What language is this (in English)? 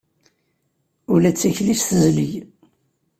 Kabyle